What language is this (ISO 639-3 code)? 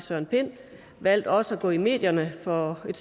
dan